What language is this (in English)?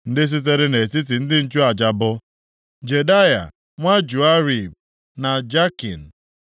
Igbo